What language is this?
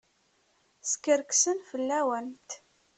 Kabyle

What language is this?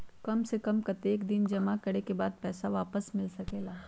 Magahi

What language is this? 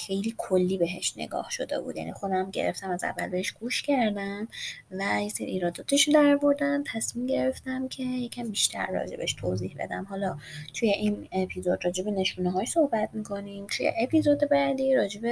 Persian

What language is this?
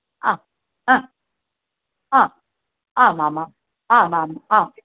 Sanskrit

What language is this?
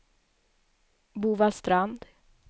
Swedish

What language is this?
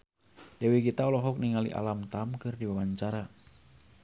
Sundanese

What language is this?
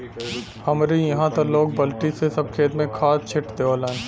Bhojpuri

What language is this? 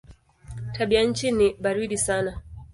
Swahili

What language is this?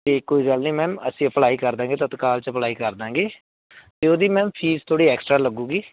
Punjabi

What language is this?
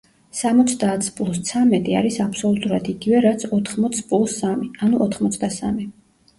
Georgian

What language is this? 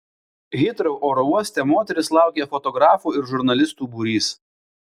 Lithuanian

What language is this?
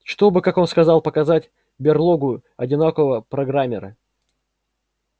Russian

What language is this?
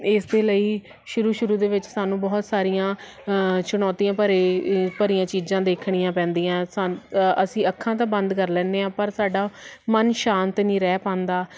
Punjabi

